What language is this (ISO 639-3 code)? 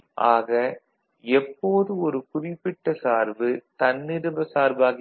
tam